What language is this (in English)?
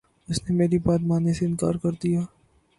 Urdu